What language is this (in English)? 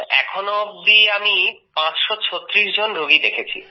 Bangla